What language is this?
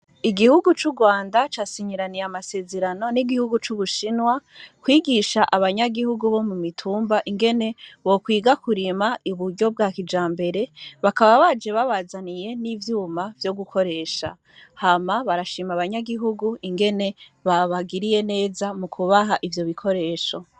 Rundi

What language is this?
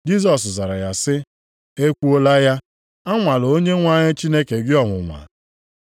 Igbo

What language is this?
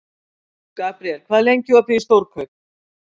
Icelandic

